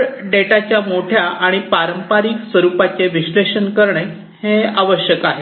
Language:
Marathi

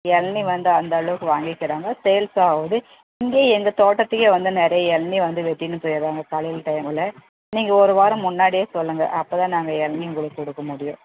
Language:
Tamil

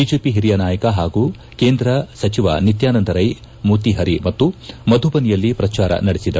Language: Kannada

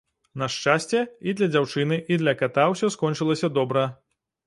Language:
Belarusian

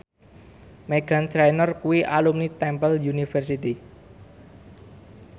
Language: Javanese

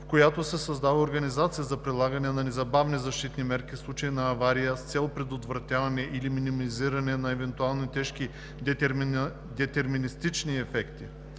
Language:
Bulgarian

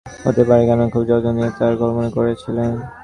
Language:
Bangla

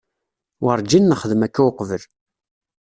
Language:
Kabyle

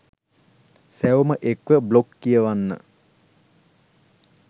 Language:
Sinhala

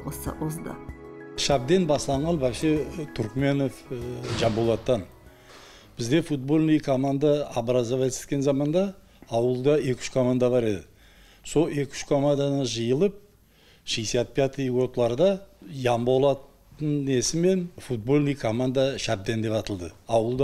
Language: Turkish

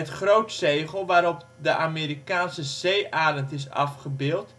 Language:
Dutch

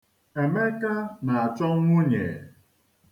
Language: Igbo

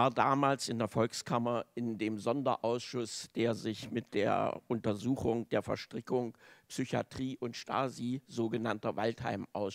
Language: German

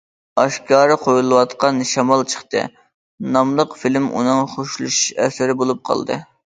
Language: Uyghur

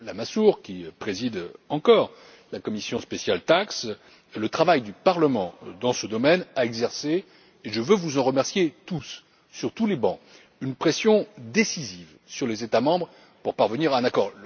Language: French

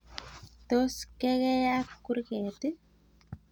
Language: Kalenjin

